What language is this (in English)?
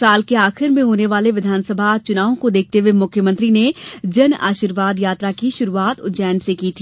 Hindi